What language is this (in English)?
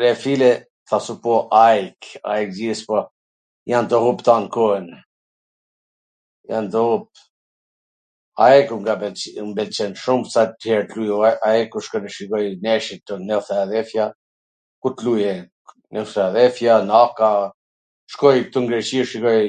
Gheg Albanian